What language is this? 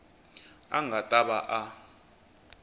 Tsonga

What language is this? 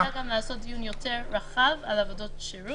Hebrew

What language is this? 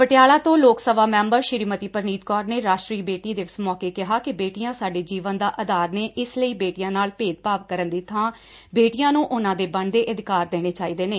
Punjabi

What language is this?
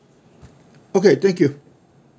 English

